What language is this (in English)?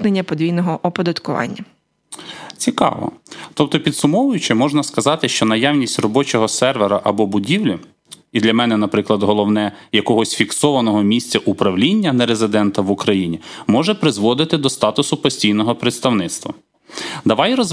Ukrainian